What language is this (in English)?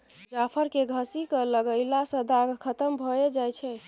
Maithili